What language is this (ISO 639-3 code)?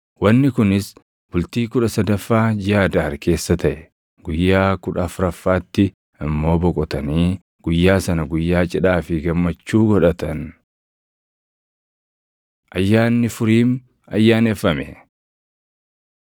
orm